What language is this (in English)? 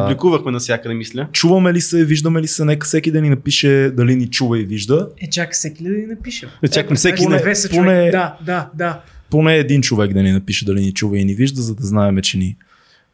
Bulgarian